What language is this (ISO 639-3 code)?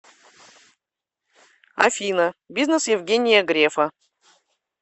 rus